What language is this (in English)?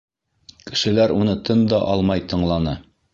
Bashkir